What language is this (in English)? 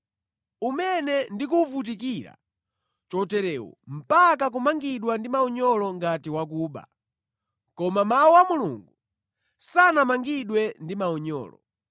Nyanja